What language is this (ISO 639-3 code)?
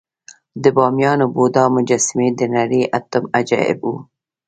pus